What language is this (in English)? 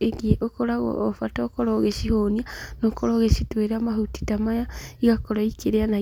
Kikuyu